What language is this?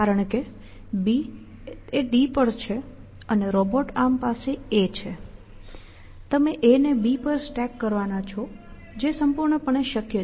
Gujarati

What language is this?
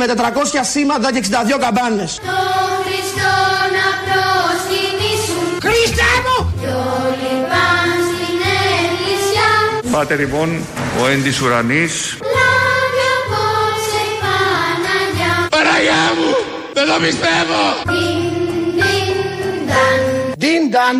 Greek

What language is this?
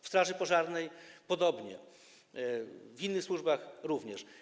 Polish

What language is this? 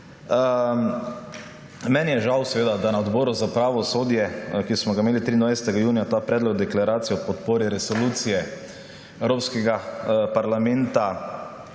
Slovenian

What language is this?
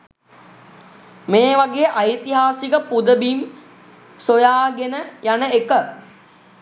Sinhala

